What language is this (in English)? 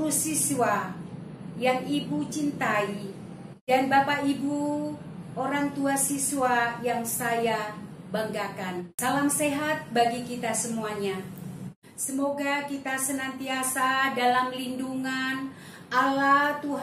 Indonesian